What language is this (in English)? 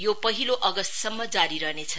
Nepali